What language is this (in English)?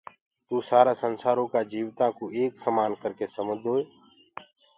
Gurgula